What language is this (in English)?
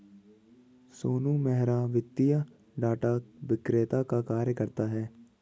Hindi